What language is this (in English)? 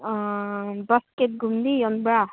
Manipuri